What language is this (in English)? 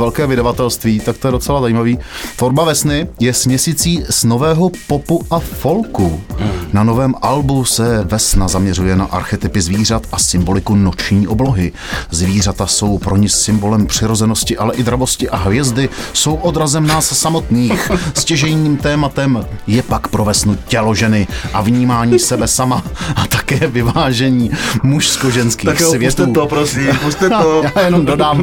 Czech